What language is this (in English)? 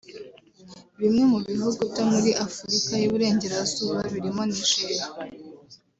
Kinyarwanda